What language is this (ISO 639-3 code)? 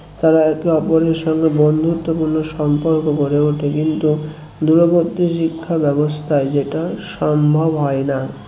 ben